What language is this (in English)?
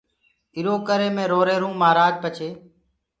Gurgula